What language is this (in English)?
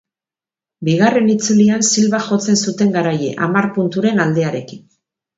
Basque